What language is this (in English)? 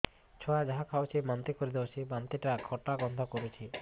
Odia